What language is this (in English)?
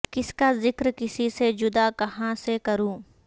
Urdu